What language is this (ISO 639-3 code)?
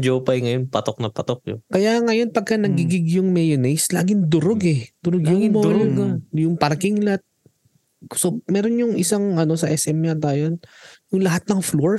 fil